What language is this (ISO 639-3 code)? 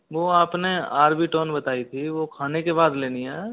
hin